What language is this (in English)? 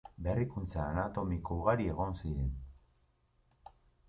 Basque